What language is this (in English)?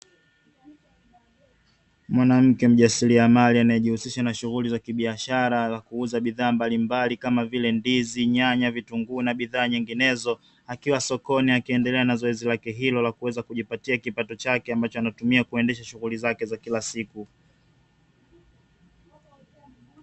Swahili